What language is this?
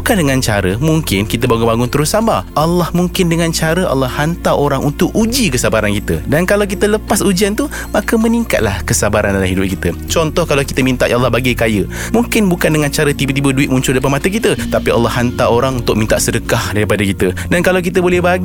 Malay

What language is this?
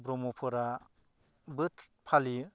Bodo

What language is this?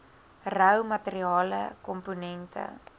Afrikaans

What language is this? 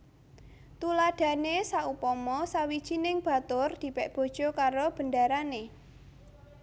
Javanese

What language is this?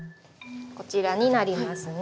Japanese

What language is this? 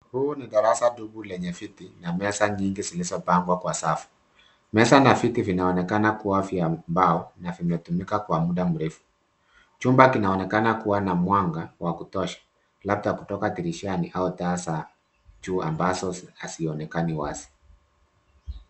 Swahili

